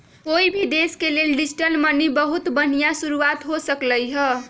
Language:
Magahi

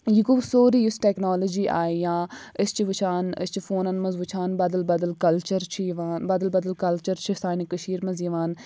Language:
Kashmiri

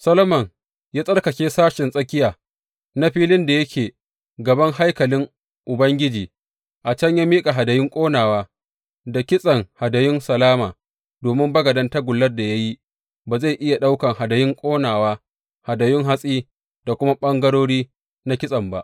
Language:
Hausa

